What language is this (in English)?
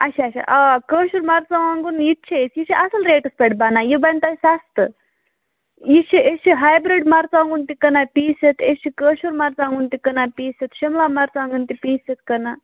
Kashmiri